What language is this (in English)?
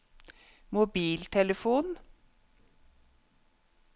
Norwegian